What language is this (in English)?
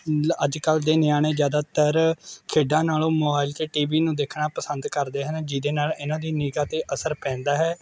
Punjabi